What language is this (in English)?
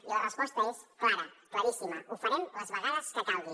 Catalan